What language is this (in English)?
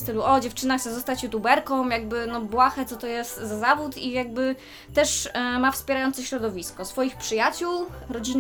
Polish